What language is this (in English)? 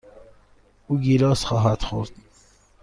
Persian